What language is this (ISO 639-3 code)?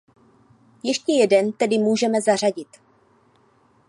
ces